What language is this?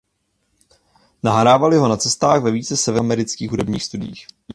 Czech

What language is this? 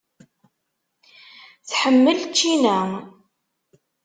Kabyle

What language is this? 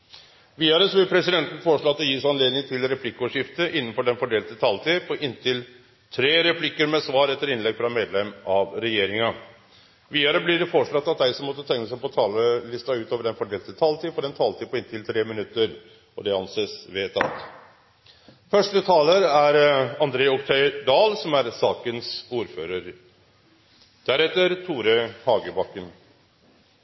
Norwegian Nynorsk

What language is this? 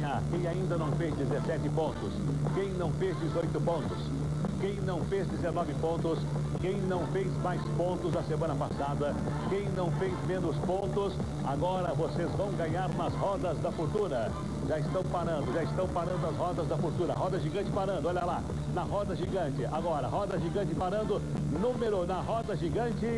Portuguese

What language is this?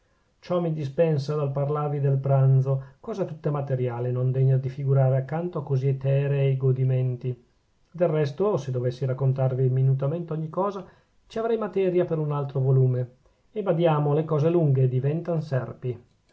Italian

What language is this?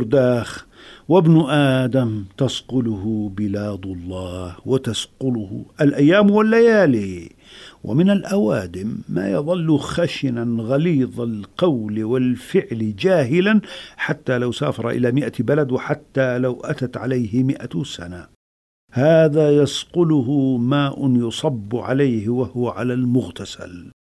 Arabic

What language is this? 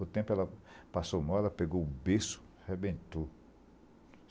Portuguese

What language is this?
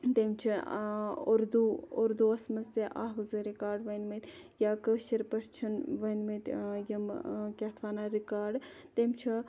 Kashmiri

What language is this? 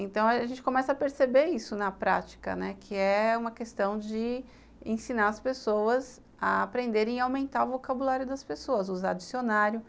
Portuguese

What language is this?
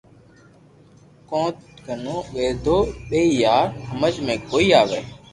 Loarki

